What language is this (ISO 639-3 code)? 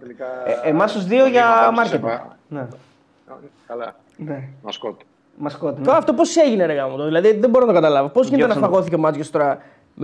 ell